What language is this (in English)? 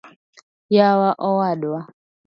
Luo (Kenya and Tanzania)